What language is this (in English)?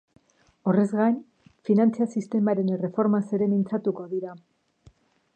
Basque